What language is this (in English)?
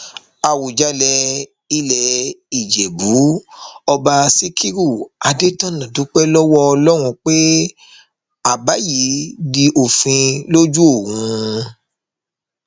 Yoruba